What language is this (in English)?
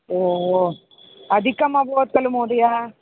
Sanskrit